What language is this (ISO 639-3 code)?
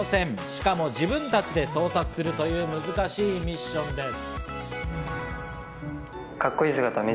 jpn